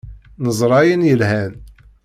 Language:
Kabyle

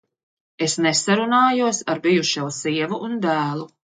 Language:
Latvian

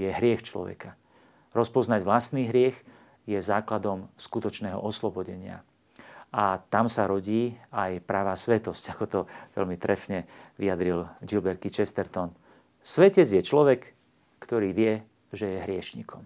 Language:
Slovak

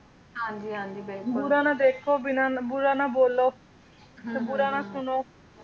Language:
Punjabi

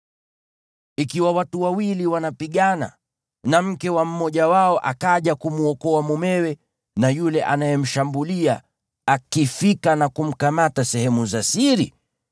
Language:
Swahili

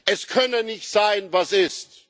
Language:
German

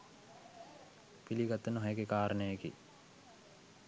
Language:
Sinhala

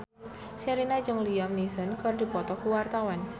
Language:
Sundanese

